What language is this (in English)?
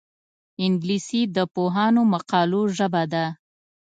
Pashto